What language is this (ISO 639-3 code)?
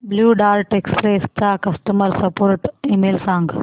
mar